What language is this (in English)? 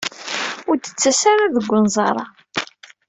Kabyle